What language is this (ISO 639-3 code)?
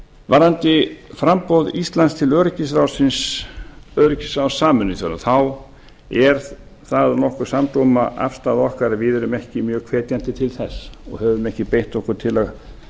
isl